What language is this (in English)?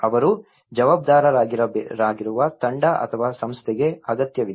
Kannada